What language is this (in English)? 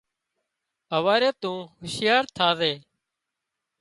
Wadiyara Koli